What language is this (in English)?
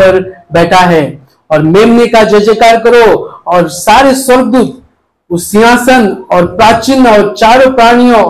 Hindi